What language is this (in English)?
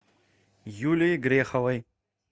Russian